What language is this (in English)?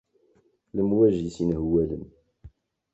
Kabyle